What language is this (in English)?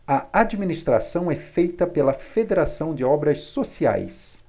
Portuguese